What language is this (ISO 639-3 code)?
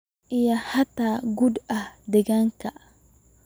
som